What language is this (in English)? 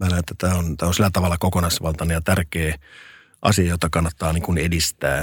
Finnish